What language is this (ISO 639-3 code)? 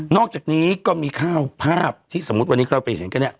tha